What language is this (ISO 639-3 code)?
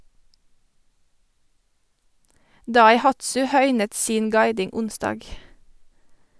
nor